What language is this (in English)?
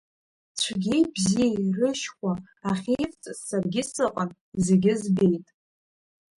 Abkhazian